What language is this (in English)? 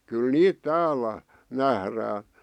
Finnish